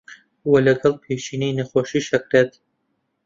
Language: Central Kurdish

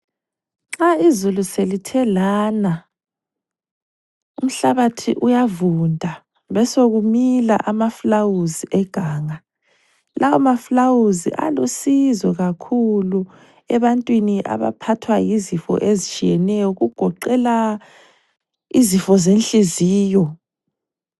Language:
North Ndebele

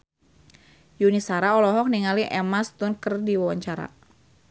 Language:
Sundanese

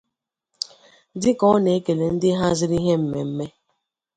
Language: Igbo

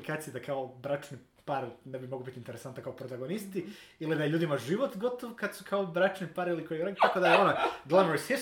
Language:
Croatian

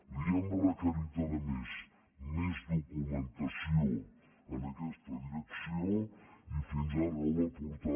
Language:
Catalan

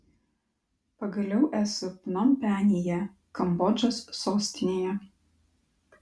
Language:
Lithuanian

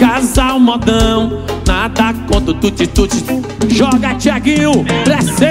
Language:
Portuguese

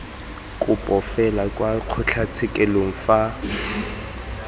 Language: Tswana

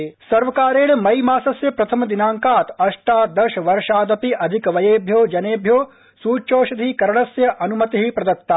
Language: Sanskrit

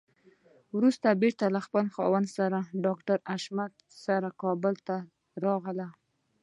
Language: Pashto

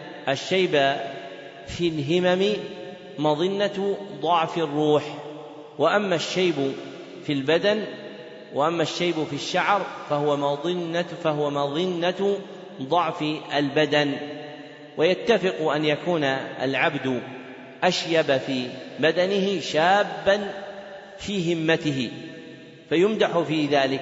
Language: Arabic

